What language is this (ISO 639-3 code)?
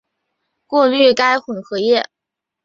zho